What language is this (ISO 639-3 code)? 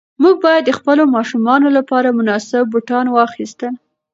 pus